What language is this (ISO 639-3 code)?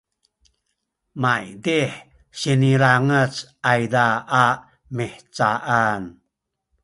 szy